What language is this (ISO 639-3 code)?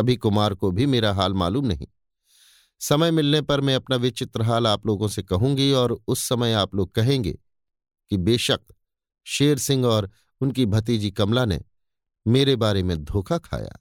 hin